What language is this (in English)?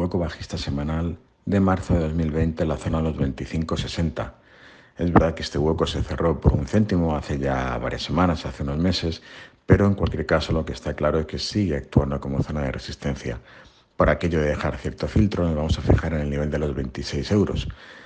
Spanish